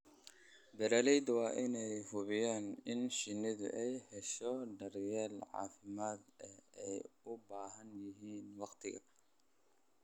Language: Somali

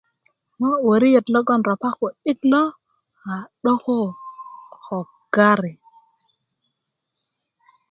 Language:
Kuku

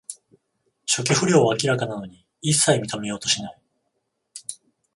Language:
Japanese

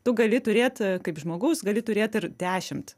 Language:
Lithuanian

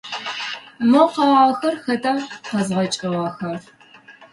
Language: Adyghe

